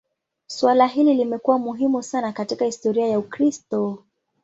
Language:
Swahili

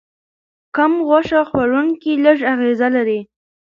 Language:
Pashto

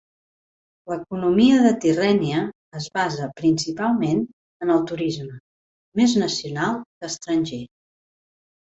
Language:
Catalan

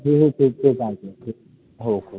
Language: Marathi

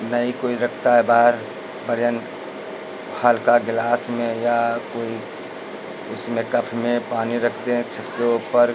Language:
Hindi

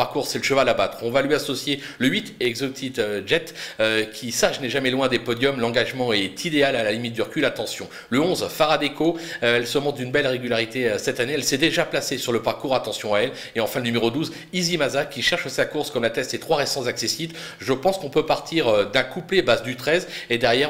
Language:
French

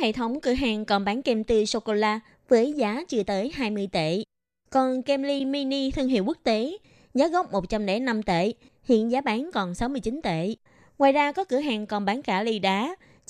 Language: Vietnamese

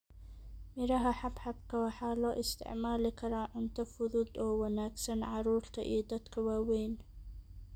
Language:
Somali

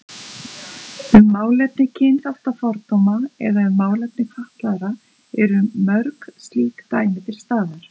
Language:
Icelandic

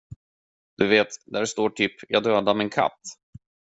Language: Swedish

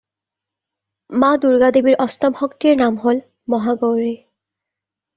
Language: Assamese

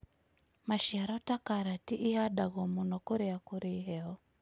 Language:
Kikuyu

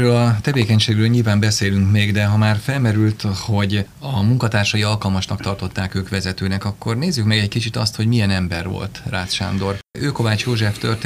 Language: Hungarian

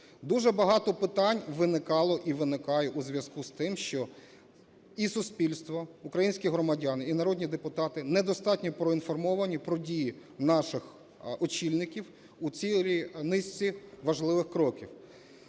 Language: Ukrainian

